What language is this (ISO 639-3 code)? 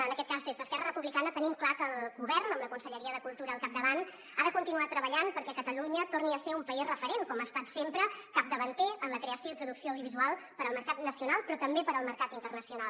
cat